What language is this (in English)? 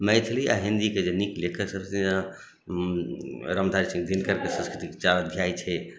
Maithili